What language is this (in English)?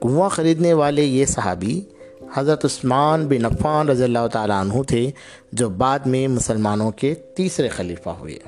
Urdu